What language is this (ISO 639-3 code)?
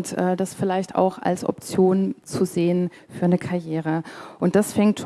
deu